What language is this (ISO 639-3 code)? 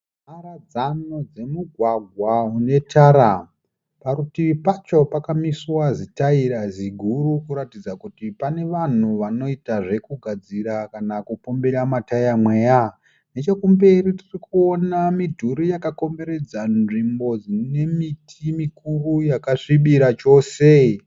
sna